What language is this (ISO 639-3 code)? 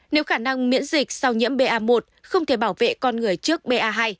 vie